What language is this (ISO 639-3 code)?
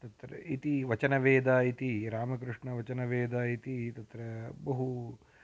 san